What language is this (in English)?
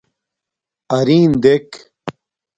Domaaki